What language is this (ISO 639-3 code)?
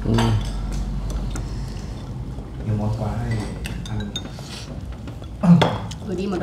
vie